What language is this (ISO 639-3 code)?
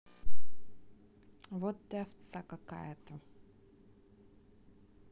rus